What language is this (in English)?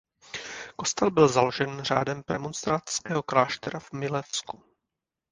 Czech